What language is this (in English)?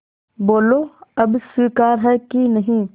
Hindi